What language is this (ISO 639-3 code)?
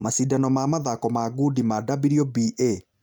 kik